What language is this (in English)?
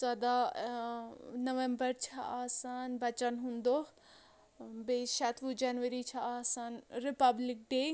Kashmiri